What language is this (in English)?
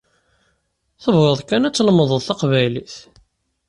Kabyle